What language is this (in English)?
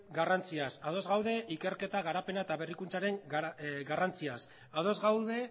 Basque